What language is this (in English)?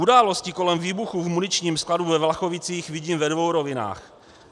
Czech